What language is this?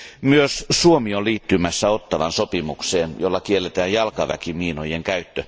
Finnish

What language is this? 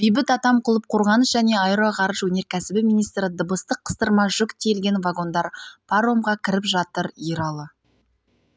Kazakh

